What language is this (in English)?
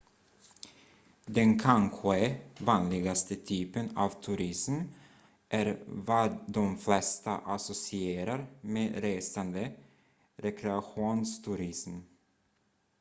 Swedish